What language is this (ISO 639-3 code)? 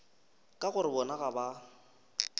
nso